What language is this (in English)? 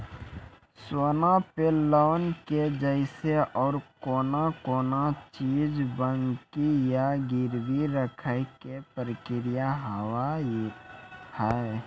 Maithili